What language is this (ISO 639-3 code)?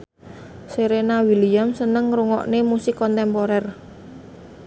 jav